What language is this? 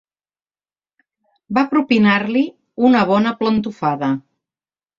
Catalan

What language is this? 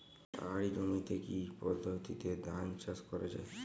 Bangla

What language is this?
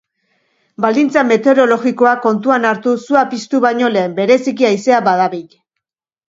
Basque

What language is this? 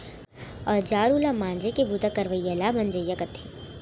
Chhattisgarhi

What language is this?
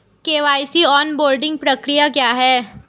Hindi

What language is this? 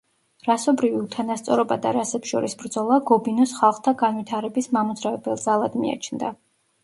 Georgian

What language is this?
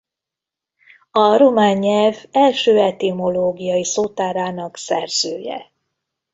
Hungarian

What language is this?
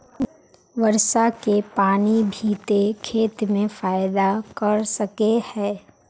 Magahi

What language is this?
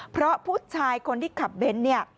Thai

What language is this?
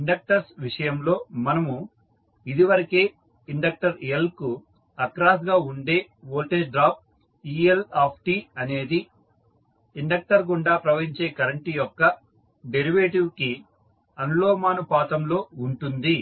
Telugu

